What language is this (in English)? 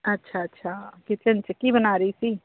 Punjabi